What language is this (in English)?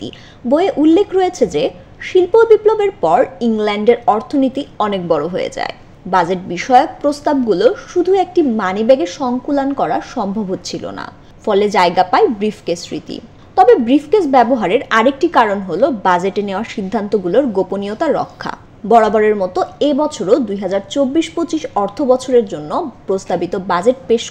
Bangla